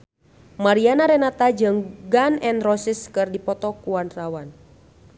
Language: Sundanese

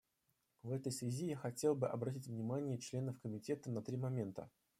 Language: Russian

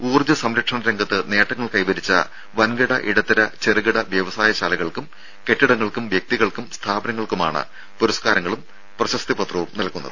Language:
Malayalam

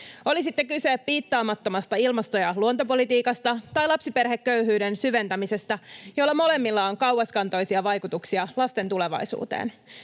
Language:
Finnish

